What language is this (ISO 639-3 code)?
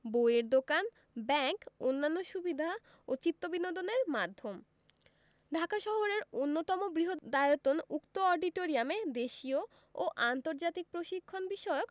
ben